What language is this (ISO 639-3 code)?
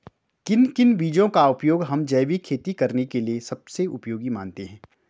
hin